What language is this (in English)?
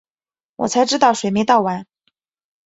Chinese